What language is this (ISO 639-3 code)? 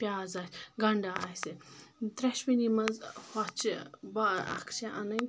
kas